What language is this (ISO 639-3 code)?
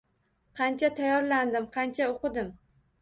uzb